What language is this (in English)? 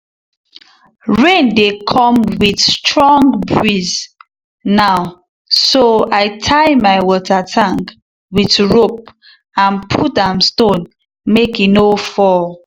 Nigerian Pidgin